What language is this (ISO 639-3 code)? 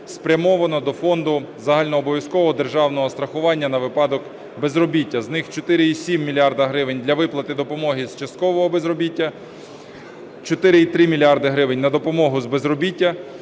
ukr